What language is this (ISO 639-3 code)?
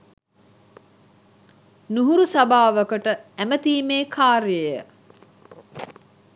sin